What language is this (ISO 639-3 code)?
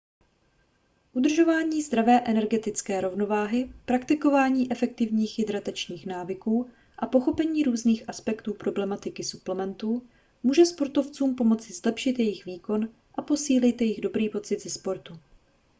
ces